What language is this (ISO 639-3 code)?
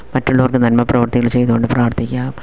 mal